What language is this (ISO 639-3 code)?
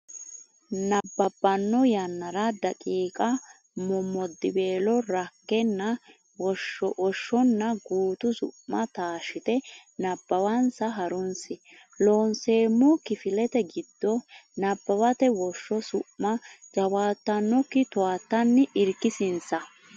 sid